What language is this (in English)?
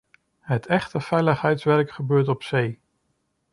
Dutch